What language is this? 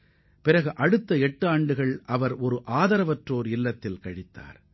Tamil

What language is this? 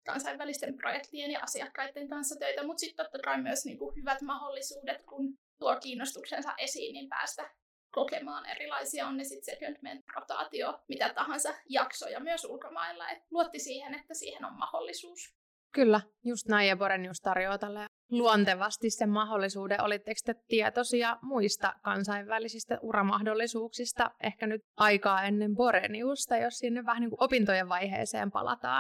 Finnish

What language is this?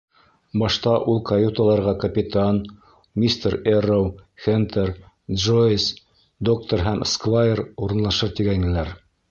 Bashkir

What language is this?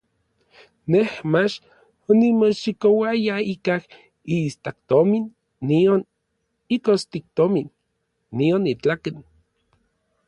Orizaba Nahuatl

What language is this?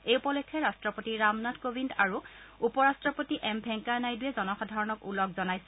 Assamese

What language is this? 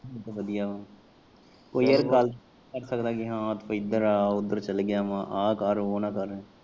Punjabi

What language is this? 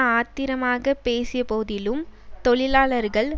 Tamil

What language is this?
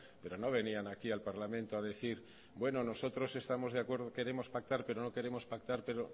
Spanish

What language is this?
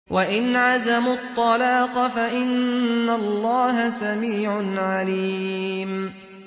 Arabic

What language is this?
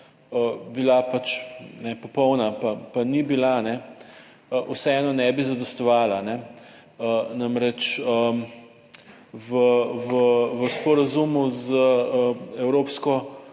Slovenian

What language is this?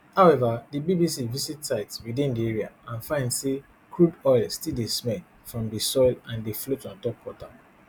Nigerian Pidgin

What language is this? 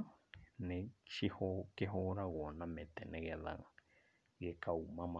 Kikuyu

